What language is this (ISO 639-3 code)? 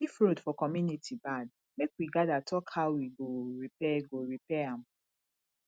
pcm